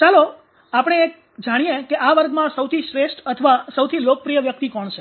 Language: Gujarati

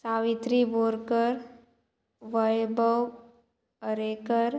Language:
Konkani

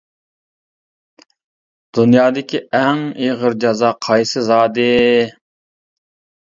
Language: Uyghur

